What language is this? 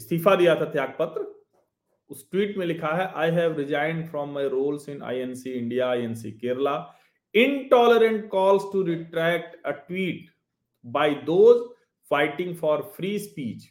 Hindi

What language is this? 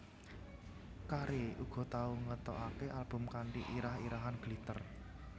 Javanese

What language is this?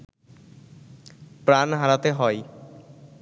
Bangla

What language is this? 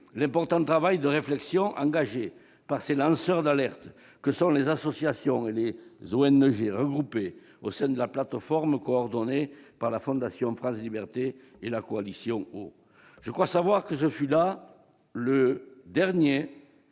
French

